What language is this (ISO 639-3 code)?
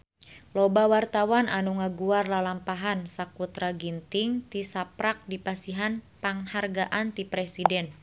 sun